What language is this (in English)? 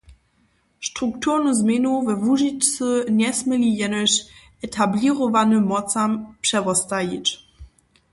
Upper Sorbian